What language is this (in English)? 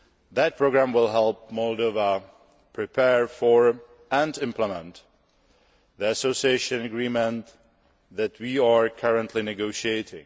English